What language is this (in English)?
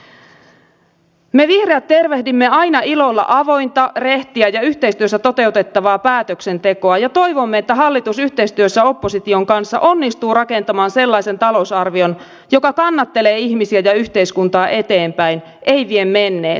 Finnish